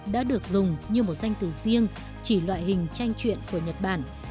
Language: Vietnamese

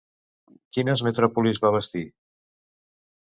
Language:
Catalan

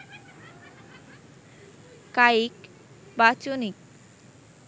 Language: Bangla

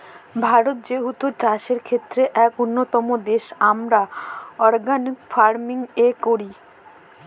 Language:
Bangla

